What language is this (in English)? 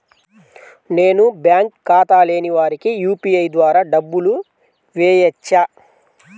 Telugu